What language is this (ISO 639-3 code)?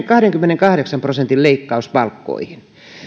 fin